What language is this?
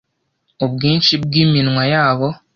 Kinyarwanda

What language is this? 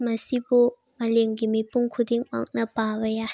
Manipuri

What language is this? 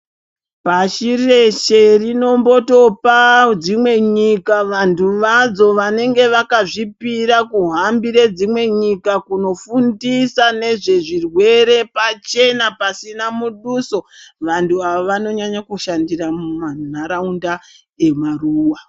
Ndau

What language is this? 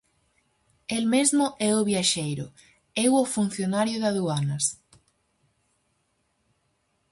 Galician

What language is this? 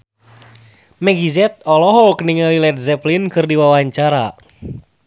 Sundanese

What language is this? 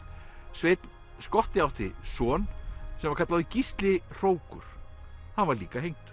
Icelandic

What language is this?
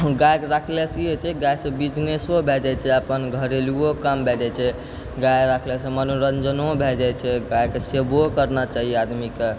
Maithili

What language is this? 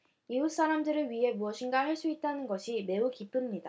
Korean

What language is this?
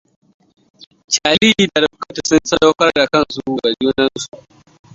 Hausa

